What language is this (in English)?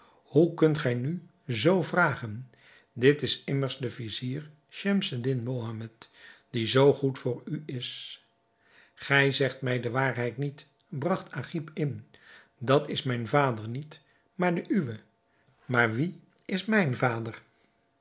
Dutch